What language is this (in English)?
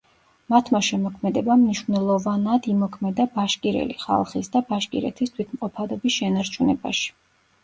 Georgian